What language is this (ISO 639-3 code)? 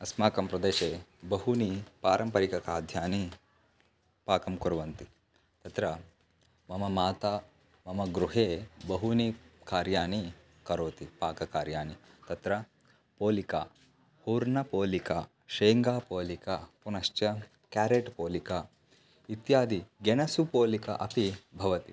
san